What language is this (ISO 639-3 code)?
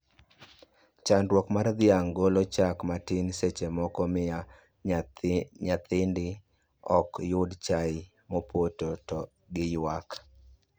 luo